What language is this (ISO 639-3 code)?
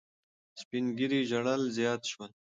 pus